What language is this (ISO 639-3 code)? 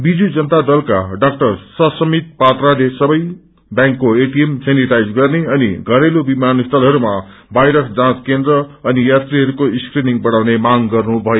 nep